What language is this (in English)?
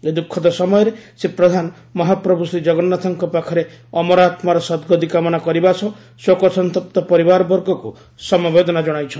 Odia